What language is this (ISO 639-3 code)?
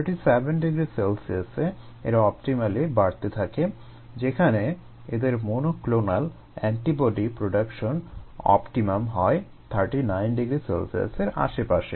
ben